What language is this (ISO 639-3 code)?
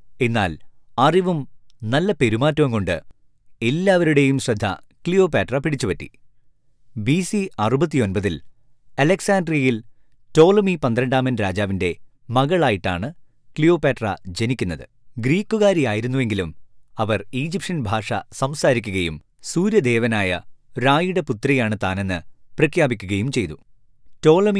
mal